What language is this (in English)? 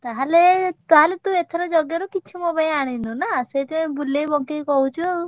Odia